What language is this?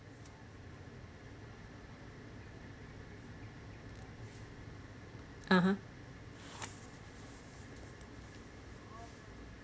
English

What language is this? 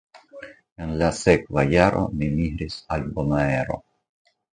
Esperanto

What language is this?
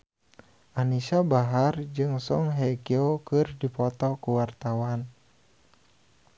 Sundanese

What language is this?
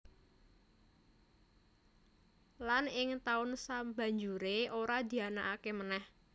Javanese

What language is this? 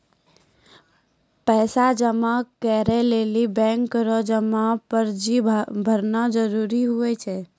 Maithili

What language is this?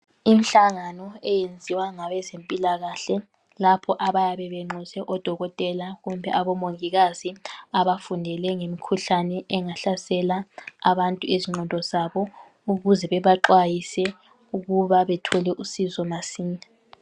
North Ndebele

